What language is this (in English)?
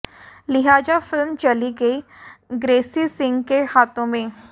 Hindi